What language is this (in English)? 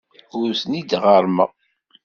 Kabyle